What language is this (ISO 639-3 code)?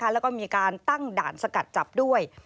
tha